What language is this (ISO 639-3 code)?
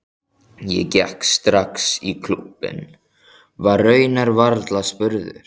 isl